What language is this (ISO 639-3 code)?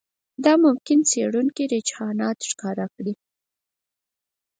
pus